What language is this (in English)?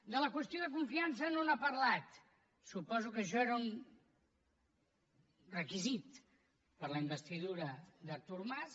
Catalan